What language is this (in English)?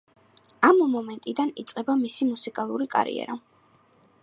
Georgian